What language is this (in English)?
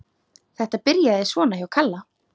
Icelandic